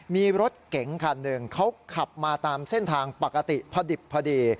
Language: Thai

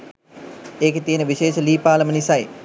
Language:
Sinhala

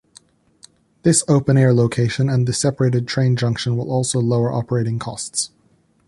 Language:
English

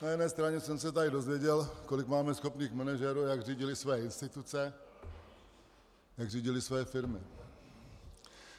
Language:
Czech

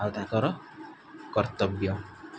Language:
Odia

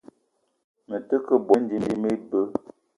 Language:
Eton (Cameroon)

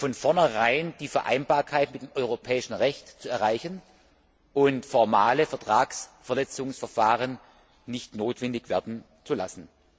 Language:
German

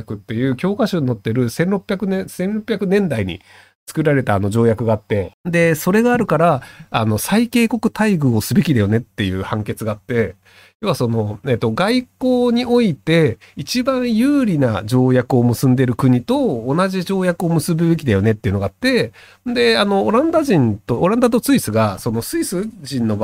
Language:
Japanese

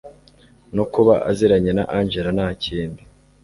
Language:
Kinyarwanda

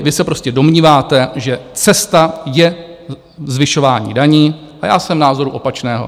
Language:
Czech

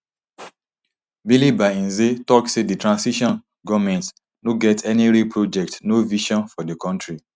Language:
Nigerian Pidgin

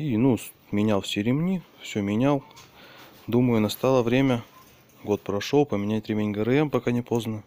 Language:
Russian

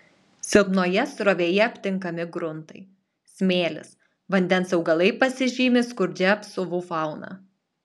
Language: Lithuanian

